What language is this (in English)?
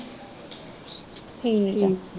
Punjabi